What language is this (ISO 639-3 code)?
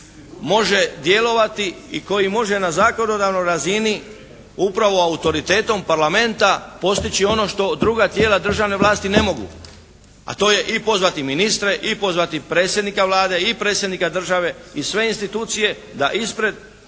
hrv